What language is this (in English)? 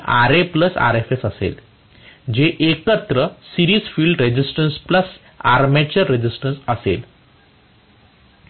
Marathi